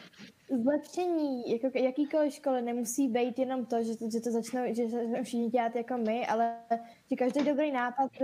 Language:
Czech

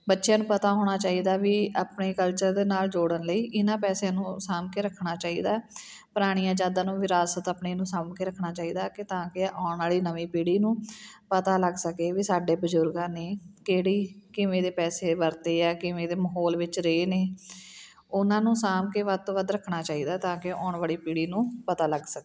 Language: Punjabi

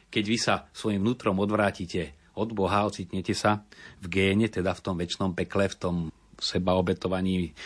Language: Slovak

